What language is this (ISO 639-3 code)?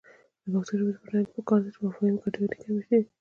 pus